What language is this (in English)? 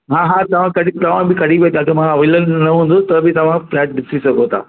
Sindhi